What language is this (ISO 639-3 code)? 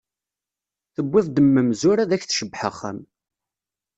kab